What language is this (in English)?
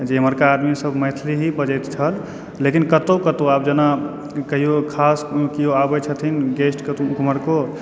Maithili